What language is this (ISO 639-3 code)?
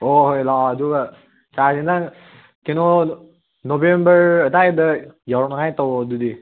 mni